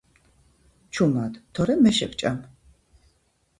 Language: Georgian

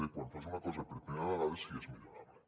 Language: Catalan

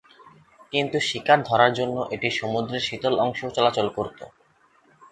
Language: Bangla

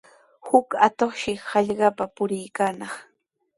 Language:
Sihuas Ancash Quechua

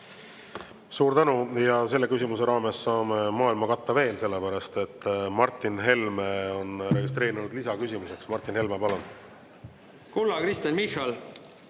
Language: Estonian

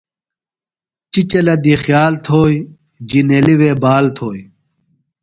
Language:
Phalura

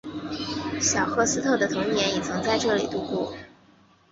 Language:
Chinese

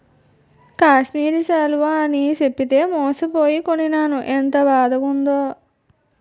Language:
Telugu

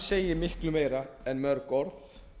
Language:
Icelandic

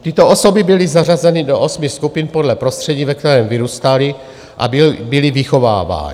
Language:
Czech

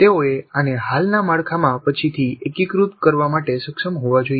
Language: Gujarati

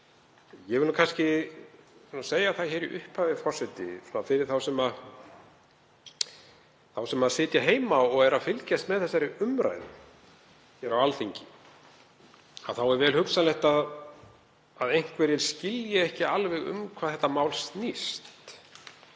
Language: Icelandic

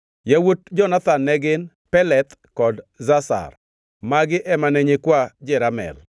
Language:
Luo (Kenya and Tanzania)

